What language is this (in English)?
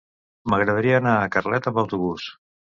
Catalan